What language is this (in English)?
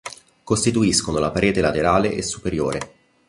Italian